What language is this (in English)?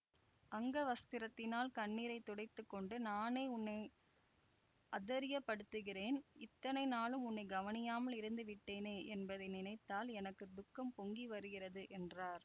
Tamil